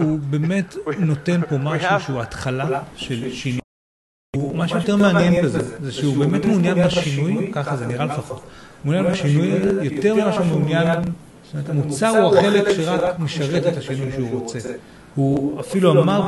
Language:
Hebrew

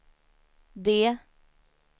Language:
Swedish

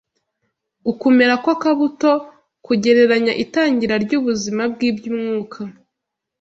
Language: Kinyarwanda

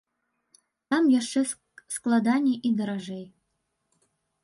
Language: Belarusian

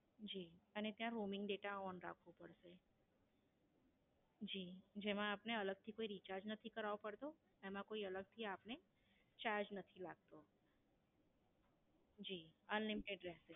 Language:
Gujarati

